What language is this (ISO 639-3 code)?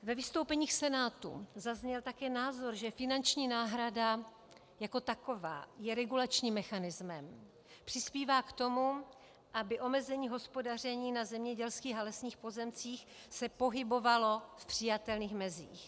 ces